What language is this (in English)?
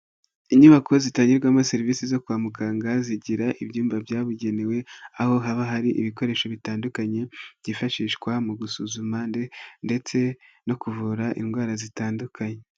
Kinyarwanda